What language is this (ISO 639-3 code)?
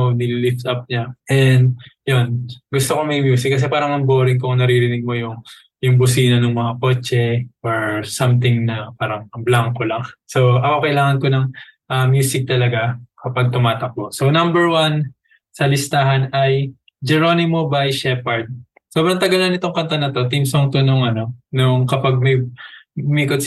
fil